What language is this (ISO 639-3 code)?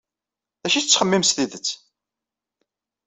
kab